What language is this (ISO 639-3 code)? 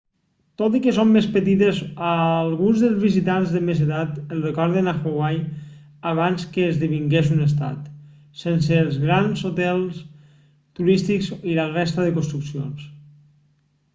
cat